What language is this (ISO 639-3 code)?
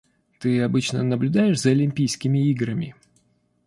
rus